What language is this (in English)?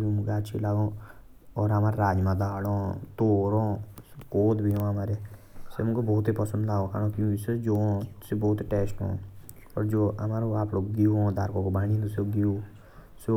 Jaunsari